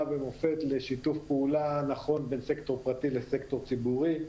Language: Hebrew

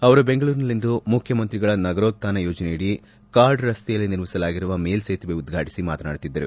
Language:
Kannada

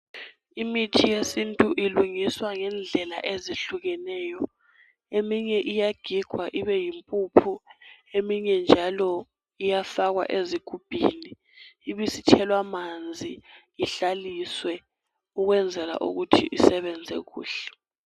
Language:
North Ndebele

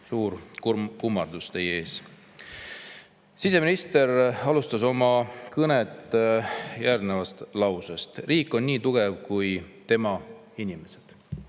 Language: Estonian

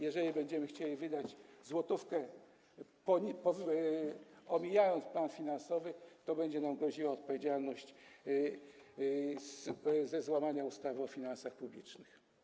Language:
Polish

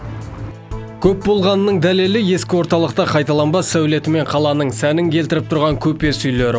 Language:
Kazakh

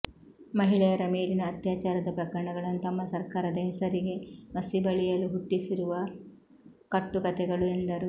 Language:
Kannada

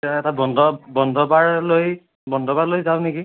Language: Assamese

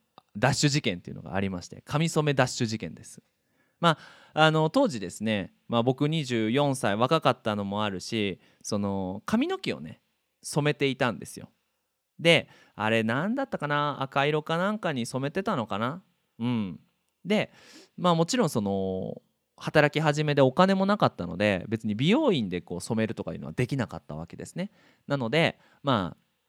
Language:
Japanese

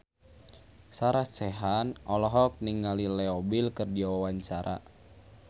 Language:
Sundanese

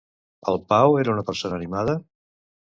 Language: Catalan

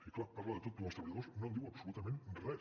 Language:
Catalan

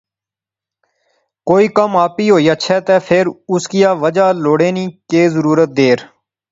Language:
Pahari-Potwari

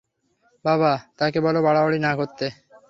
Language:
Bangla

